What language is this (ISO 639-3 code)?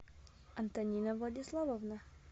rus